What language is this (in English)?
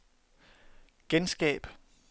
Danish